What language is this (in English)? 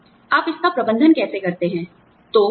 Hindi